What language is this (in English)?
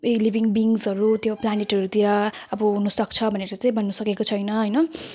Nepali